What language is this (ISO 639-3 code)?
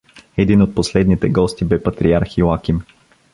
bul